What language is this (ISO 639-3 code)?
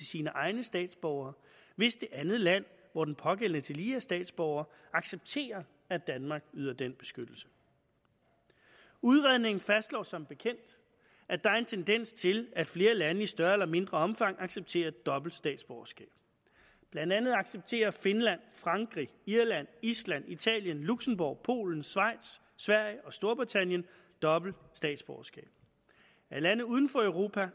dan